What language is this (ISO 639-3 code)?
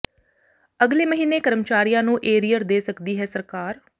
pan